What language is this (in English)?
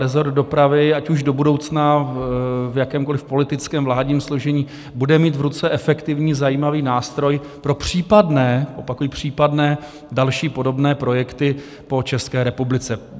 Czech